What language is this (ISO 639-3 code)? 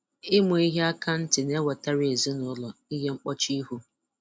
ibo